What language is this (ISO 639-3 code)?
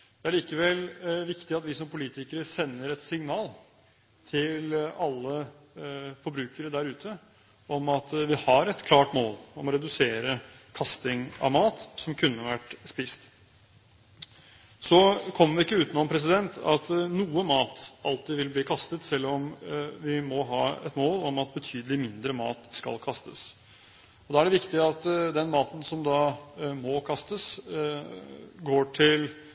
nob